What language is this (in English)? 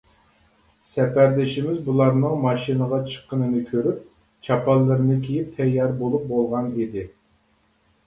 Uyghur